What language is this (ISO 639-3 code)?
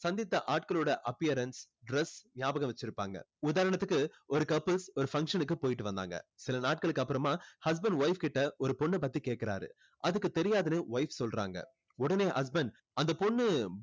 tam